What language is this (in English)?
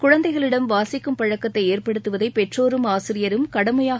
Tamil